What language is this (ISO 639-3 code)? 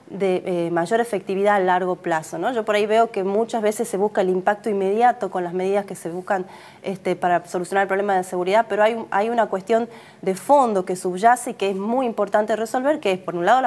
spa